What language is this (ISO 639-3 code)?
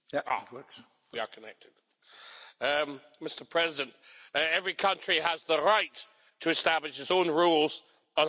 eng